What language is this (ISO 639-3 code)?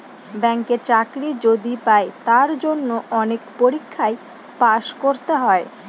ben